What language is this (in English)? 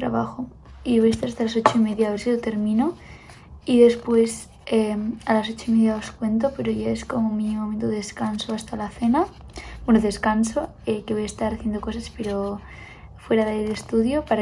Spanish